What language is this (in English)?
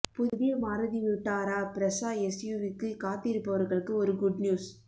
Tamil